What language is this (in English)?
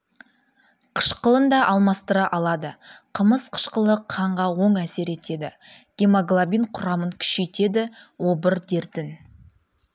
Kazakh